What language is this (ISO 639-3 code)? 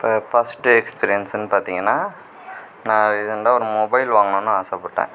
tam